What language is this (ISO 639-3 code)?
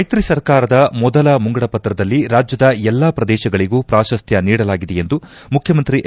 kan